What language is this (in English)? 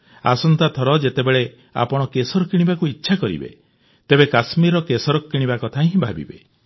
Odia